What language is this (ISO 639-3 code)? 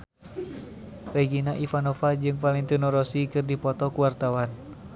sun